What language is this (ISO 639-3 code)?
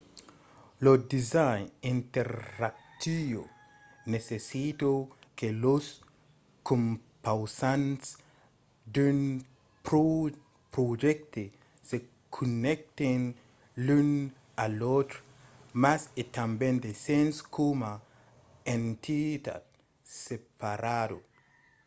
oci